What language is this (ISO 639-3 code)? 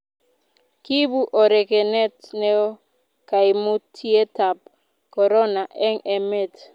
kln